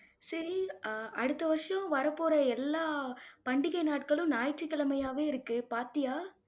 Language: Tamil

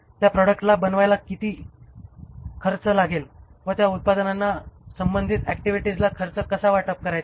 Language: Marathi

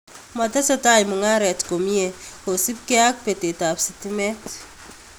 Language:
Kalenjin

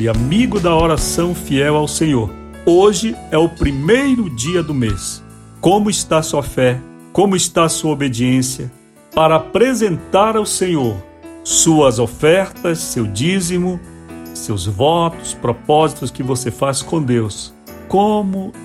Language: Portuguese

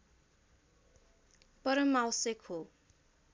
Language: Nepali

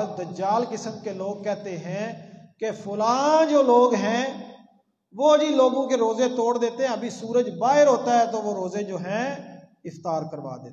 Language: Arabic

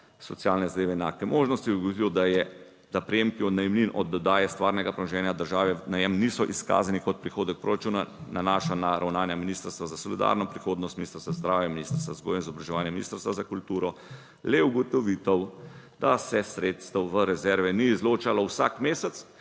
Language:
Slovenian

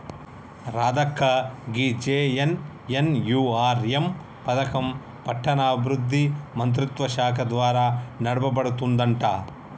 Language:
Telugu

